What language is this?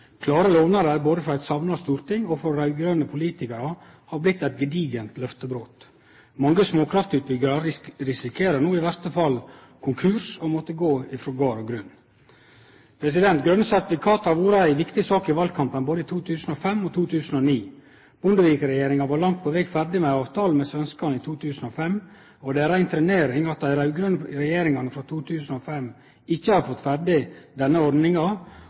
Norwegian Nynorsk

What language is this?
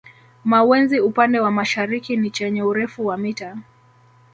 Swahili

